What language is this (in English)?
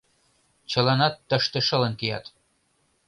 Mari